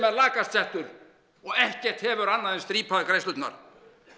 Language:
Icelandic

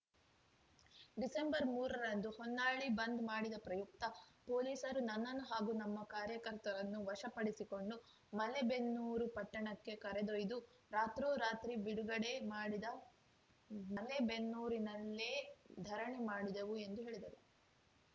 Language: Kannada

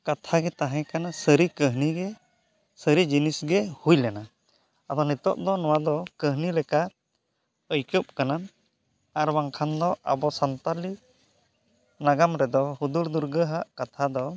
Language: Santali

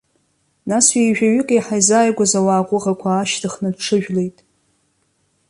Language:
Abkhazian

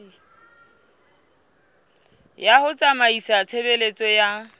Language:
Southern Sotho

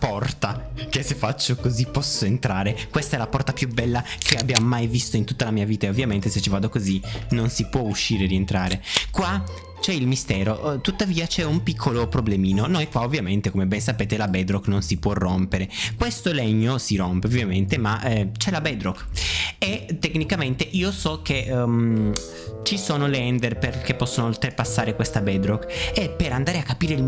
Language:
Italian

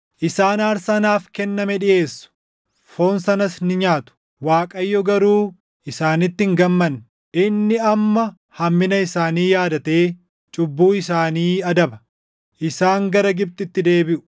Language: Oromo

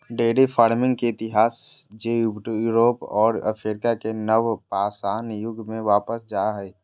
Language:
Magahi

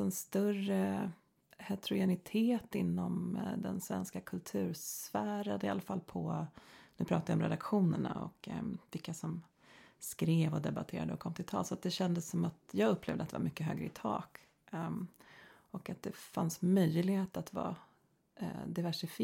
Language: Swedish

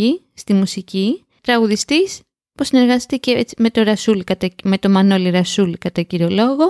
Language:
Greek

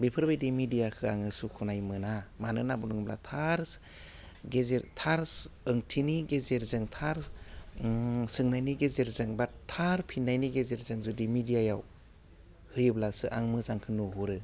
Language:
Bodo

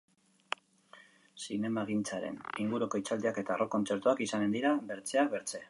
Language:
Basque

